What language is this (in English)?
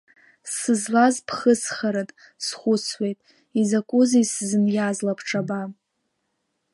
Abkhazian